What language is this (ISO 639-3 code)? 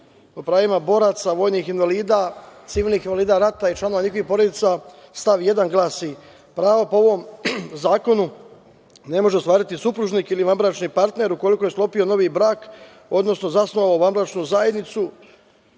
srp